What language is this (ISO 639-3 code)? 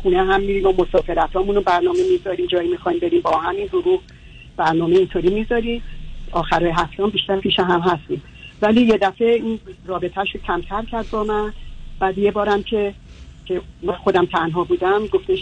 fas